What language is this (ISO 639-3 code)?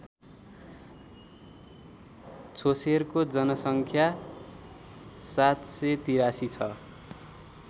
nep